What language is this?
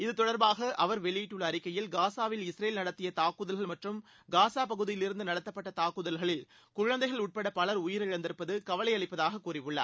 Tamil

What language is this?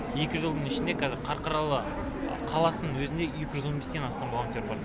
Kazakh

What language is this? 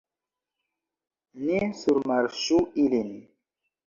Esperanto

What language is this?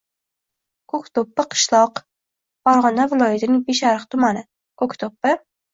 Uzbek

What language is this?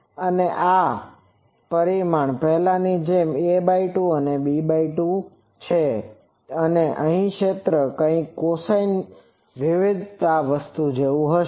Gujarati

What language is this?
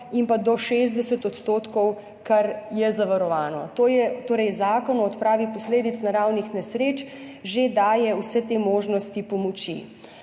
Slovenian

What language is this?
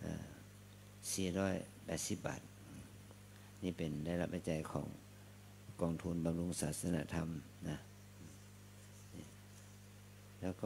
Thai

